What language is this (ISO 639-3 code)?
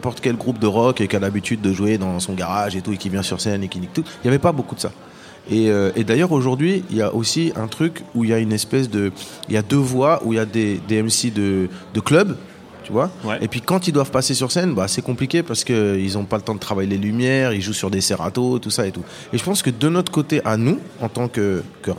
fra